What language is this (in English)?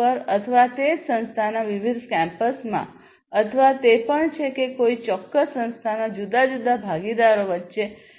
Gujarati